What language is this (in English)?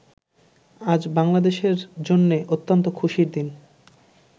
Bangla